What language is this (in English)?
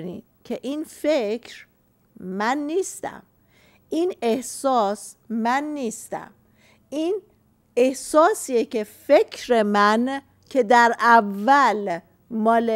Persian